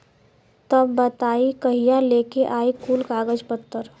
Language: Bhojpuri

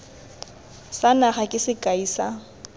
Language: Tswana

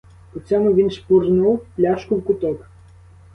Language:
Ukrainian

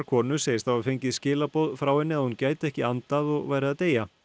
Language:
Icelandic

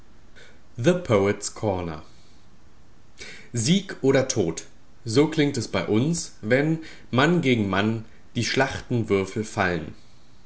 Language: German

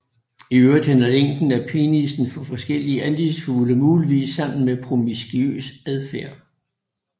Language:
Danish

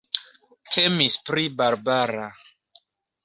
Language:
Esperanto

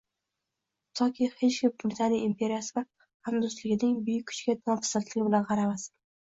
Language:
Uzbek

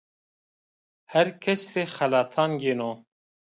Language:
Zaza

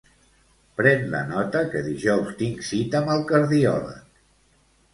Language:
Catalan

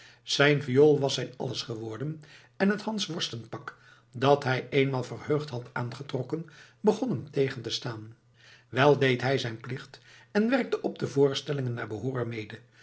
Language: Dutch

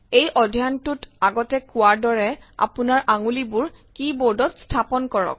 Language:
Assamese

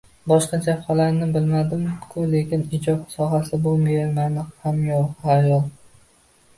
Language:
Uzbek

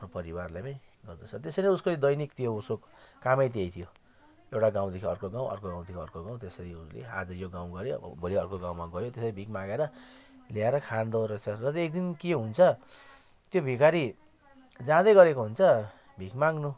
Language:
Nepali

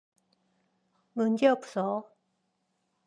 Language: Korean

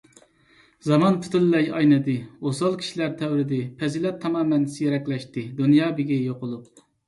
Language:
Uyghur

